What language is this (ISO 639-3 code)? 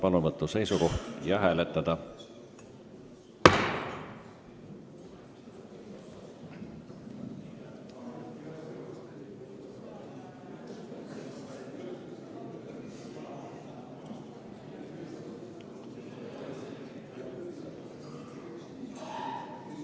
est